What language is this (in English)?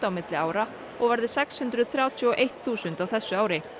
Icelandic